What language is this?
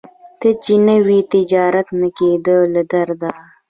Pashto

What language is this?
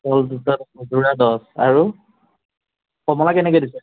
Assamese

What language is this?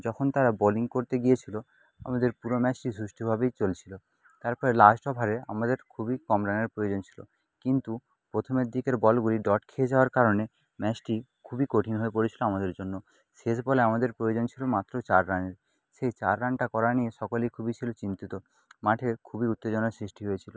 Bangla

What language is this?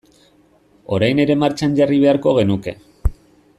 Basque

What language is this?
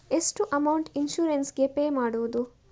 Kannada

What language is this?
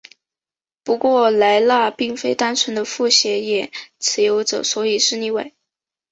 Chinese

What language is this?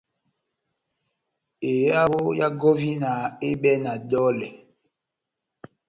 Batanga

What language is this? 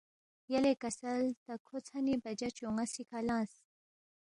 Balti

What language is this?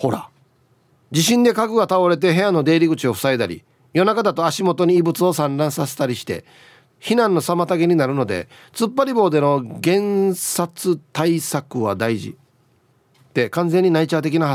Japanese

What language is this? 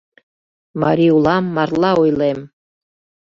Mari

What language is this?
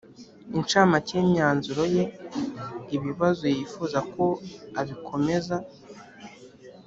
Kinyarwanda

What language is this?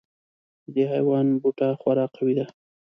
Pashto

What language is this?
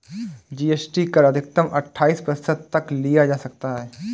Hindi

